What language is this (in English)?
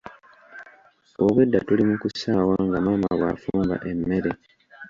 Ganda